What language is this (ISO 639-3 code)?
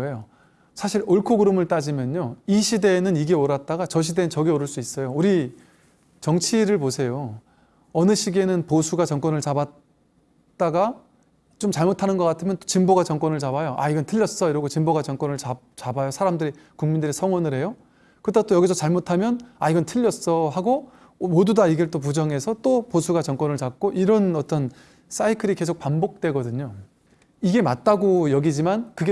kor